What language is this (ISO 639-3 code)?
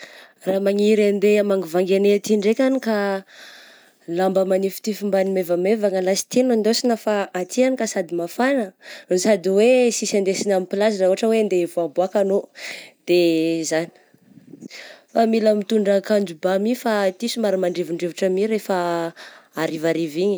bzc